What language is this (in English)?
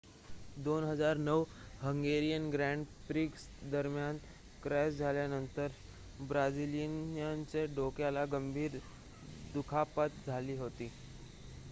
Marathi